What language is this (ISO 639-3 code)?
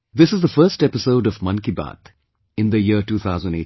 eng